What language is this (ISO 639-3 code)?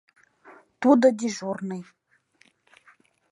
chm